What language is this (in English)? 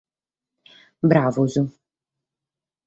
Sardinian